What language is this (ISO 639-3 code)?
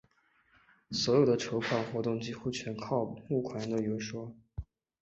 zho